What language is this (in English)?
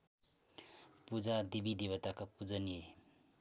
Nepali